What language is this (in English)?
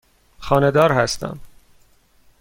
Persian